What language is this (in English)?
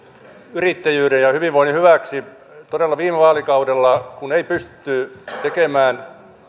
Finnish